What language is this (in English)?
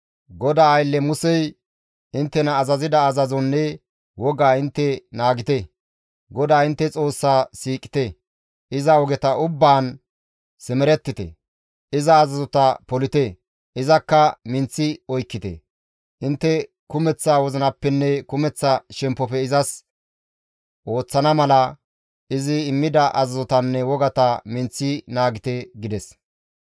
Gamo